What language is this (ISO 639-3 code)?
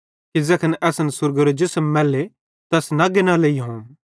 bhd